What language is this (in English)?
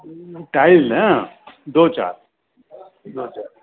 Sindhi